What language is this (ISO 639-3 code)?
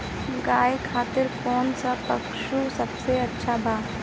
bho